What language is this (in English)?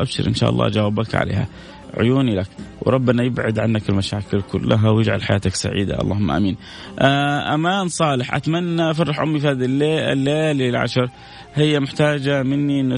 Arabic